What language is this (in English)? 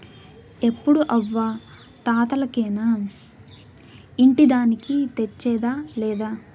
Telugu